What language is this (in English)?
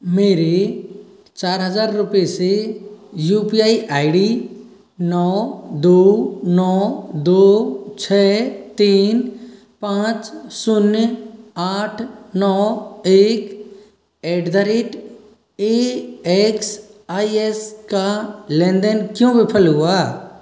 Hindi